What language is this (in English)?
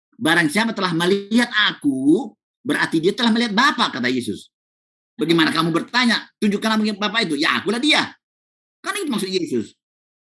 Indonesian